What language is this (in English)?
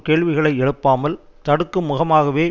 Tamil